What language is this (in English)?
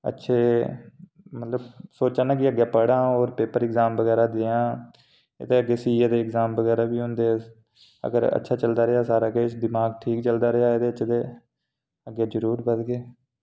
Dogri